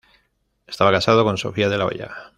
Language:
Spanish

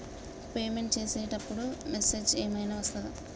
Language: Telugu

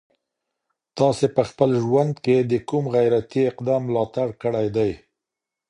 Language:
Pashto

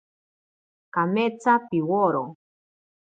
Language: Ashéninka Perené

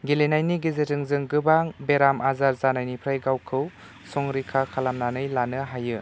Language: Bodo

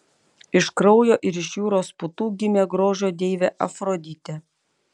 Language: Lithuanian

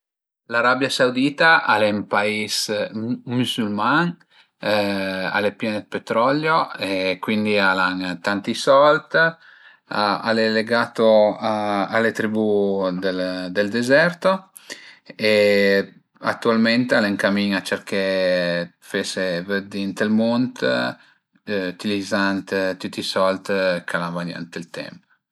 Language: Piedmontese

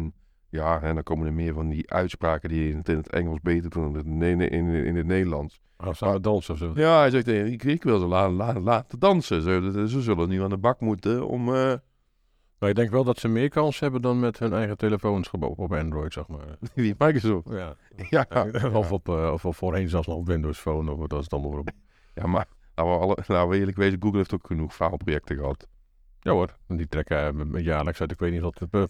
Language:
Dutch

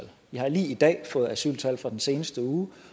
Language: Danish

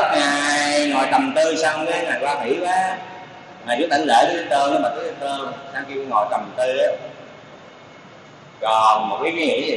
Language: Vietnamese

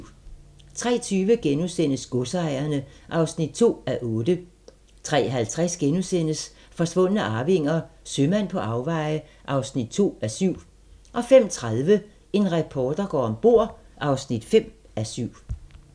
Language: Danish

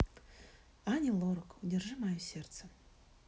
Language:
Russian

